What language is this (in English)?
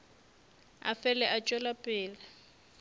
Northern Sotho